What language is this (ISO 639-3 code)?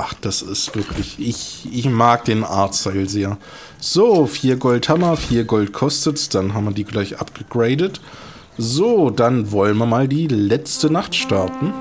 deu